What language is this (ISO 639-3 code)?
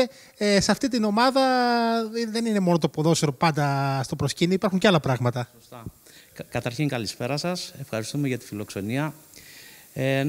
ell